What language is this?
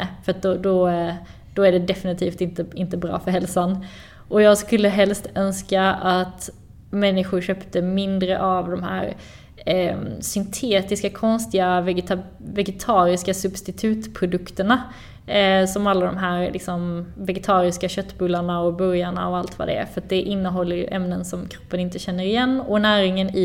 Swedish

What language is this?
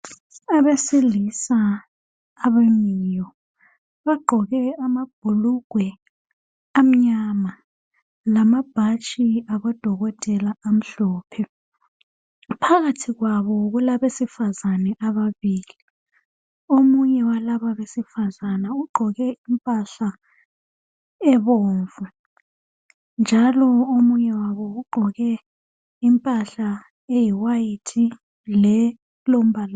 North Ndebele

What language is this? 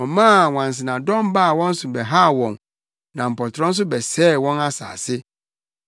Akan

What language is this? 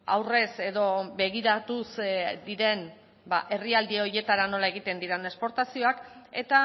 Basque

